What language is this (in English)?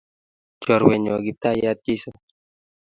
Kalenjin